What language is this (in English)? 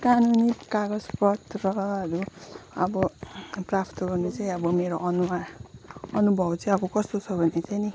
Nepali